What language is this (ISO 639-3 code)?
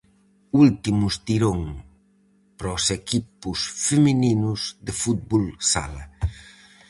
glg